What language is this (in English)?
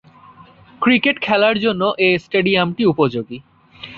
Bangla